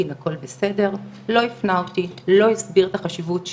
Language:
Hebrew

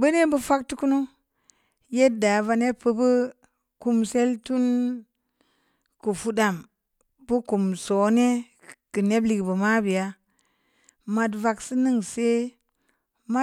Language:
Samba Leko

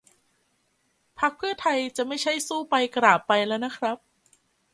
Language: Thai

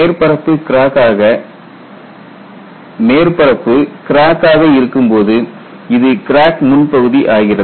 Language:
Tamil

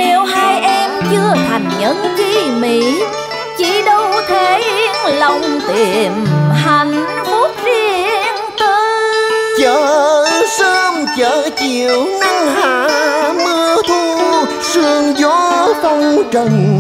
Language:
Vietnamese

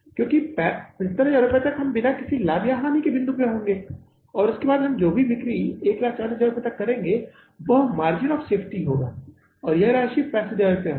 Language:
Hindi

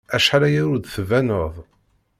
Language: Kabyle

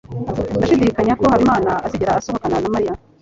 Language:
Kinyarwanda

